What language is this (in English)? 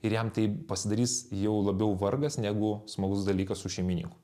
Lithuanian